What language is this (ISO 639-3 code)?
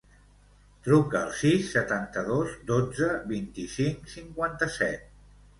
cat